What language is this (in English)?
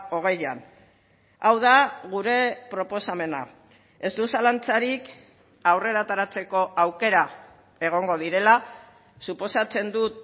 Basque